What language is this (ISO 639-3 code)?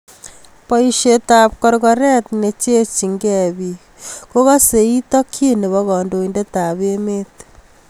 kln